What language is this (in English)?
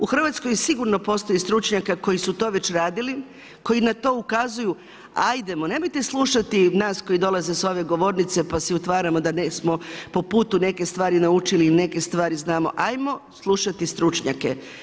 Croatian